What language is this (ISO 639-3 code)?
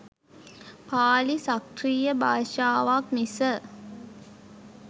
sin